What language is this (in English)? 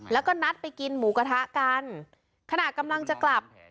Thai